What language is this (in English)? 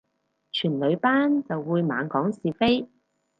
Cantonese